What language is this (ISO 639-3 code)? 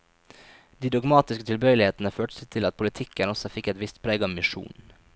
nor